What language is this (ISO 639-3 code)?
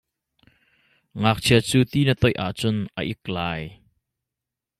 cnh